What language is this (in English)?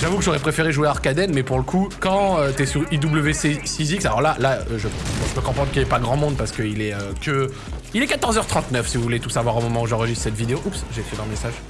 French